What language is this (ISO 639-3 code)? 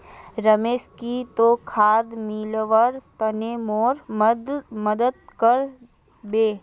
mag